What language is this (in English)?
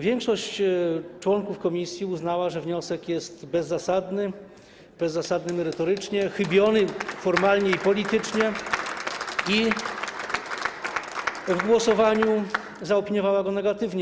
Polish